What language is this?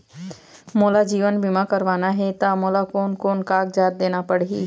Chhattisgarhi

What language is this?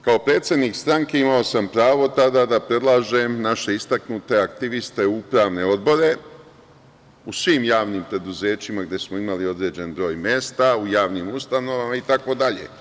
Serbian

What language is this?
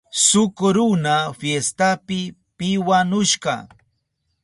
Southern Pastaza Quechua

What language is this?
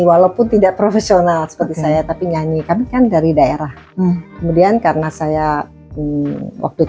Indonesian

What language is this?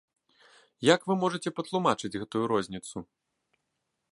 Belarusian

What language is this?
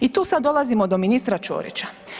Croatian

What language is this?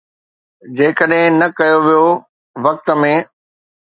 Sindhi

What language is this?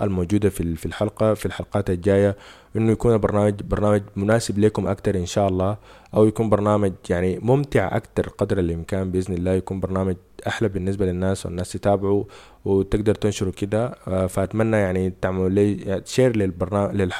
Arabic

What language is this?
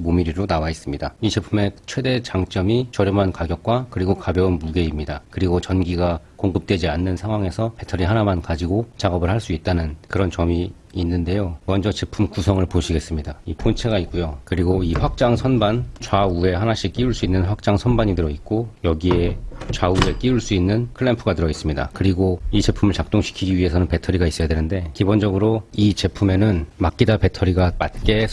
Korean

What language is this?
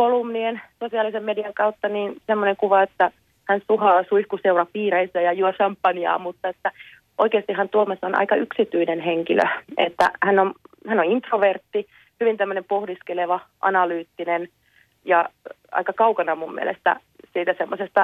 Finnish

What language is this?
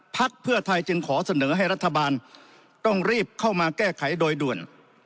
Thai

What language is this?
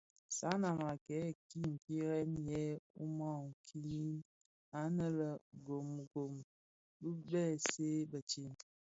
Bafia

